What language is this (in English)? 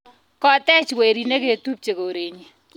Kalenjin